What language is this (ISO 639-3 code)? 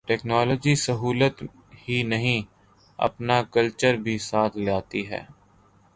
urd